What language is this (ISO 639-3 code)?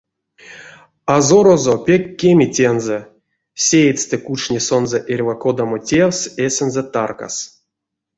myv